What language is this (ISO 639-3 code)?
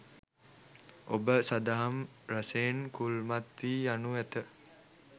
sin